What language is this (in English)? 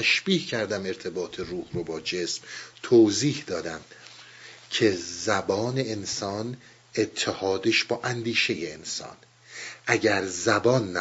Persian